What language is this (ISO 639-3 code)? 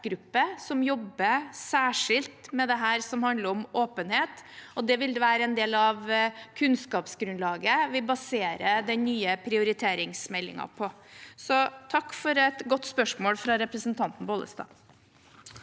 nor